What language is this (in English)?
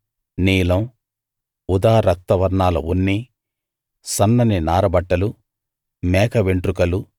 Telugu